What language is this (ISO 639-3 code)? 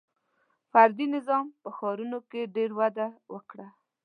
pus